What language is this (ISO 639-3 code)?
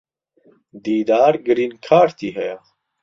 ckb